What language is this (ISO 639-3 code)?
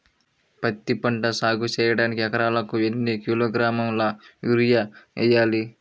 tel